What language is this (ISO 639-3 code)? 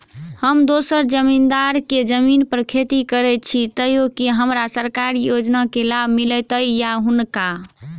mai